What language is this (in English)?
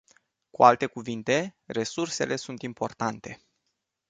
Romanian